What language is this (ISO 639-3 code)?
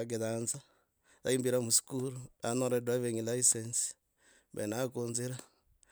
rag